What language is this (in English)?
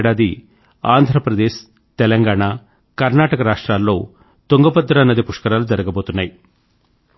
Telugu